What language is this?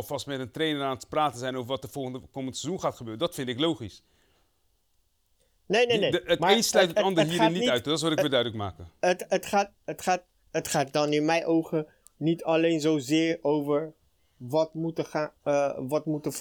Dutch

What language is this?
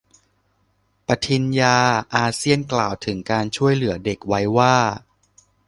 Thai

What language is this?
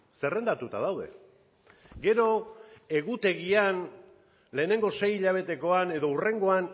Basque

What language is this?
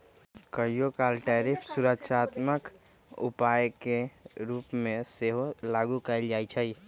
Magahi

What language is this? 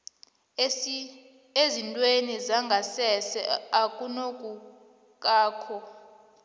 South Ndebele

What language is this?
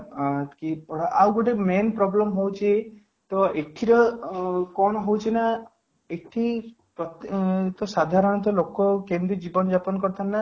Odia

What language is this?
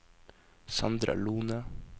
Norwegian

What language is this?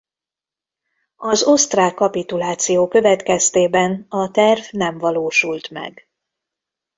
Hungarian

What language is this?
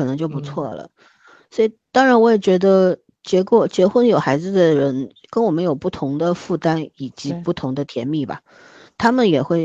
Chinese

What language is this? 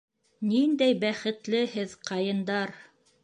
Bashkir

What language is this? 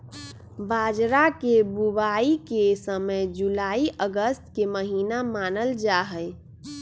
Magahi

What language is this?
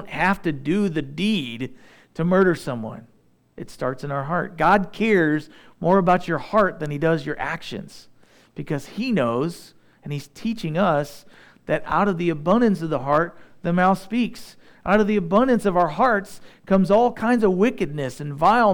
English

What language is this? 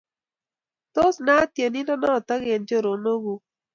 Kalenjin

